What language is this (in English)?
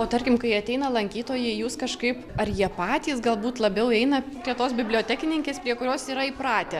Lithuanian